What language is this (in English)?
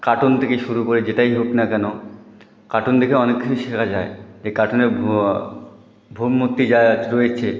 Bangla